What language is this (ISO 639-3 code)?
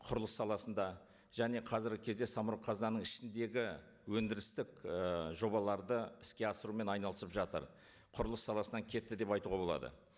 kaz